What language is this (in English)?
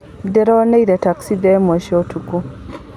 Kikuyu